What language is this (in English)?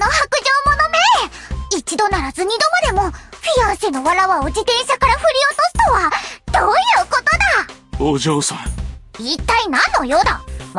Japanese